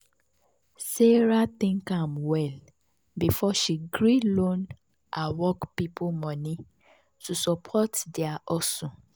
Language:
Nigerian Pidgin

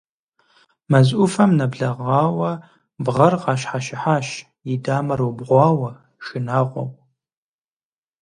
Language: Kabardian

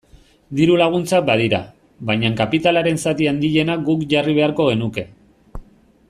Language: Basque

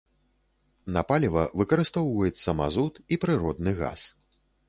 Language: Belarusian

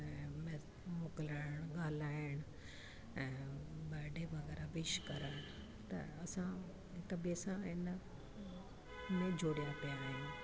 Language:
Sindhi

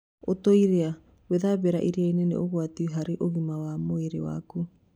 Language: Kikuyu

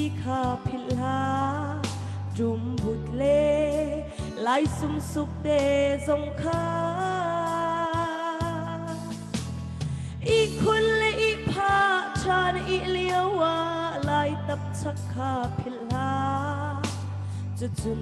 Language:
Thai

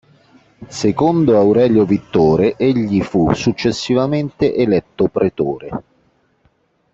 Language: Italian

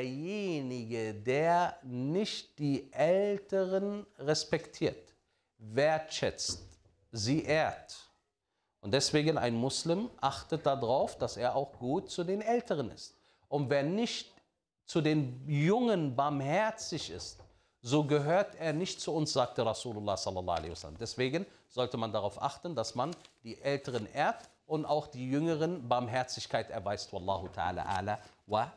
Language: German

